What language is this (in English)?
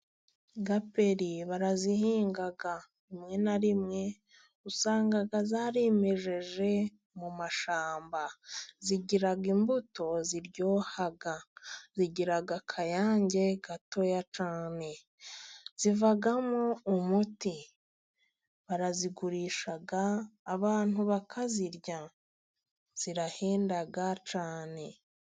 Kinyarwanda